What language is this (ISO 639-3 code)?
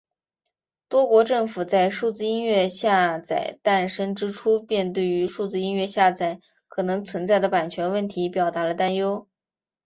zho